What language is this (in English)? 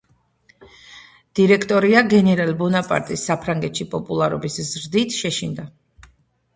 Georgian